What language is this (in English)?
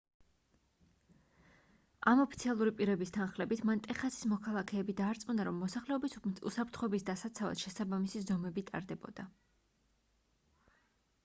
Georgian